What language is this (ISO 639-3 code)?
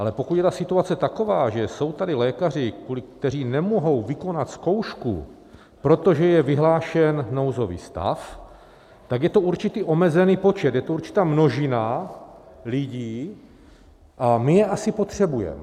ces